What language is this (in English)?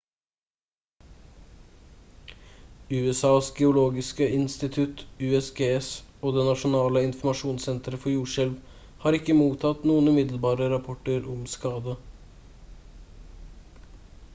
Norwegian Bokmål